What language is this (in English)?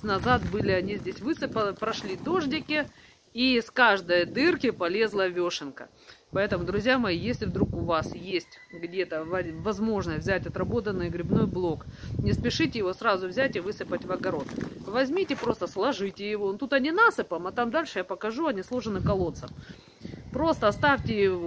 Russian